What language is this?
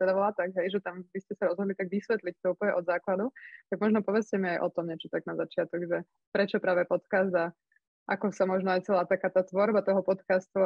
Slovak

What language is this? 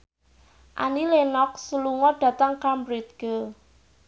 Javanese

